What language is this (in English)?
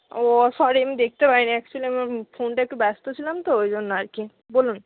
Bangla